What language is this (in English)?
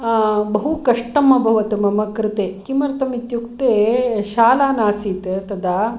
Sanskrit